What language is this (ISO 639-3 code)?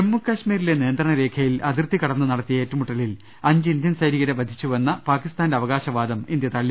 mal